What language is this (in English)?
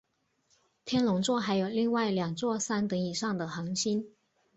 Chinese